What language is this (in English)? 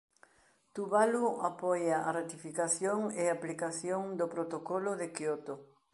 Galician